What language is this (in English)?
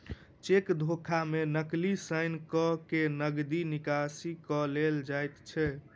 Maithili